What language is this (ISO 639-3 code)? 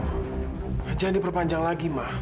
ind